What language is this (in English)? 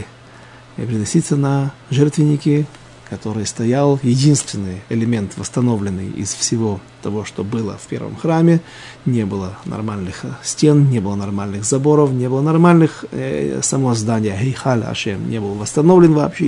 Russian